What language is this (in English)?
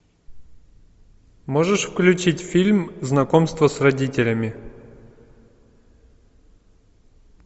Russian